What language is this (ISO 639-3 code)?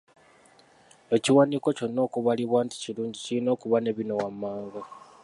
lug